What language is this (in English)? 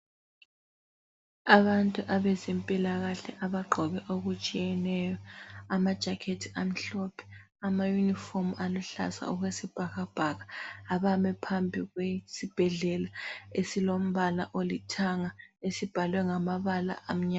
North Ndebele